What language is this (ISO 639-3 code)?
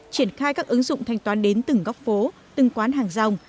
vie